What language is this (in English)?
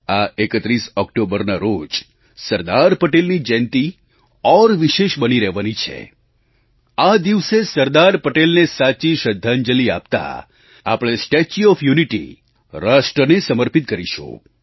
Gujarati